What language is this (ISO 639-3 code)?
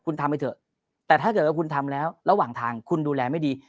tha